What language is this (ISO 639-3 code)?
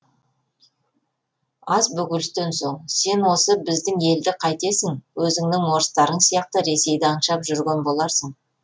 kaz